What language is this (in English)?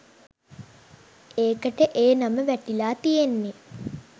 Sinhala